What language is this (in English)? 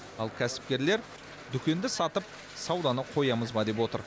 Kazakh